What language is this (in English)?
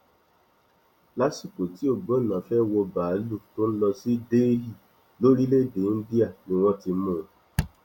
Yoruba